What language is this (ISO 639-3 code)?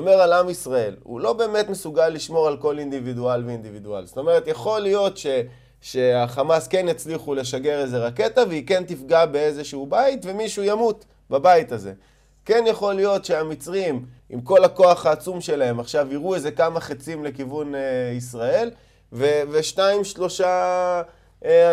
heb